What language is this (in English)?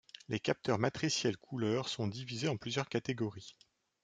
French